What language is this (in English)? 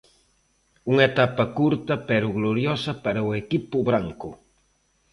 Galician